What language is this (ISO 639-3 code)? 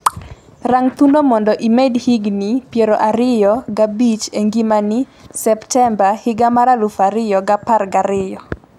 luo